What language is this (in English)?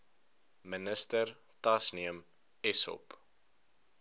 Afrikaans